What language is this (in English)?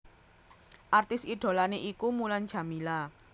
Javanese